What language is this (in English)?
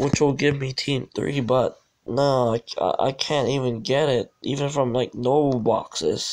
English